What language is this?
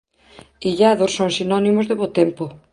Galician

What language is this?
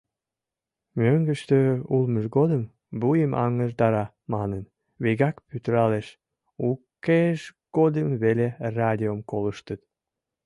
Mari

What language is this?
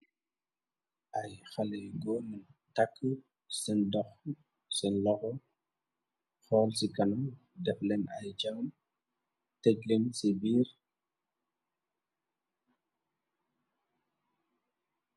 Wolof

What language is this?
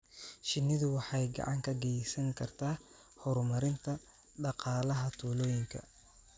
Somali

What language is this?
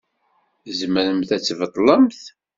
Kabyle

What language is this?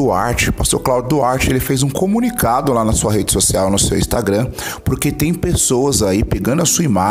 Portuguese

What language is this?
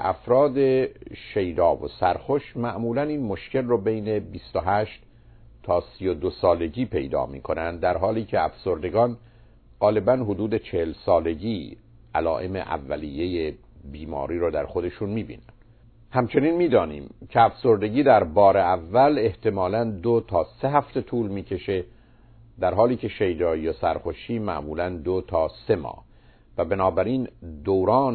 Persian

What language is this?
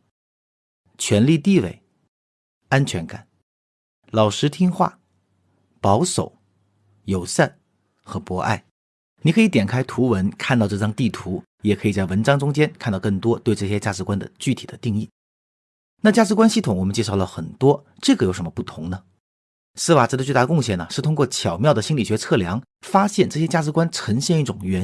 Chinese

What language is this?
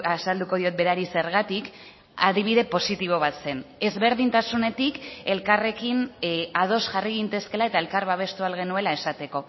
Basque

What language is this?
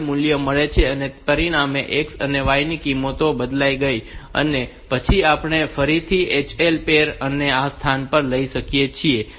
Gujarati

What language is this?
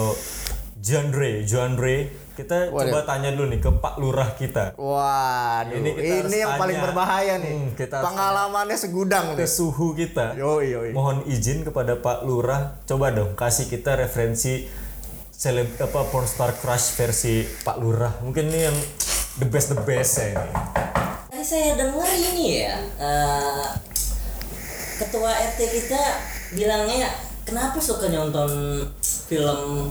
Indonesian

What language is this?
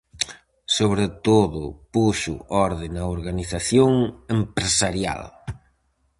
Galician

